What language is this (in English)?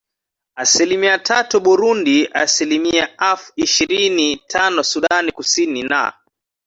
Swahili